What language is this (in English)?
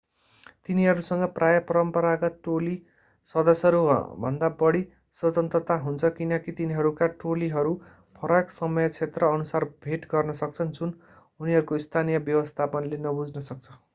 Nepali